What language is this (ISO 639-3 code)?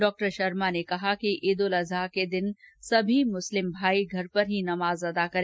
hin